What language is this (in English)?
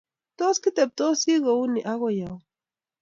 Kalenjin